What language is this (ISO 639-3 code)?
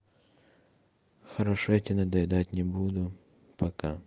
rus